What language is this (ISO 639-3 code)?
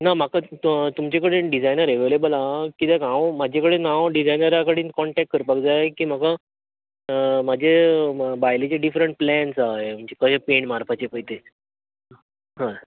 kok